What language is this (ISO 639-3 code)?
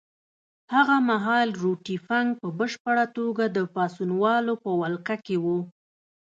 pus